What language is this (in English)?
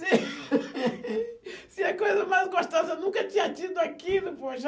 Portuguese